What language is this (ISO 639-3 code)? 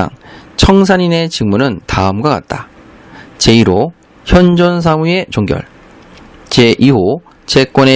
kor